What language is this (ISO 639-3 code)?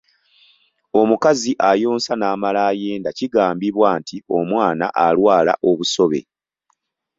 lug